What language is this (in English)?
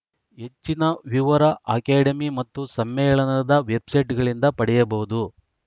Kannada